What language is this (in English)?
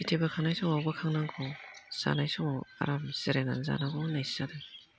Bodo